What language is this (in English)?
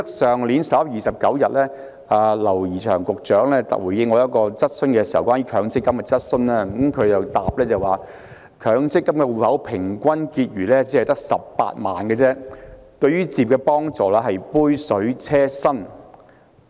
Cantonese